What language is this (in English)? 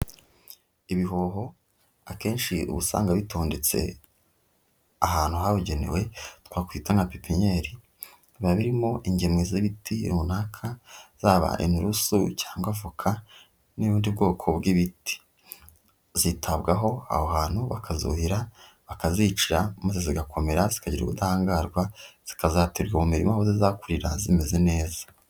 Kinyarwanda